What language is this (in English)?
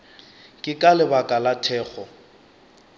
Northern Sotho